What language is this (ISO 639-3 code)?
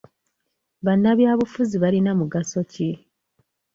lug